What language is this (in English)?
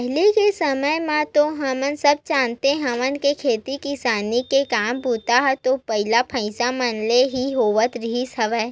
Chhattisgarhi